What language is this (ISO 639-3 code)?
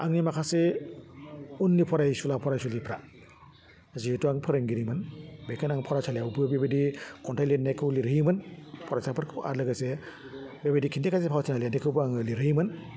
brx